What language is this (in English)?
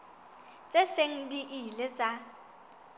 Southern Sotho